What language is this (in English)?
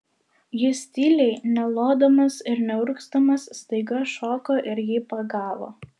Lithuanian